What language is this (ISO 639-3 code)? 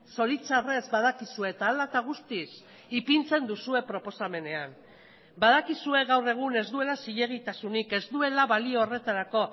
eus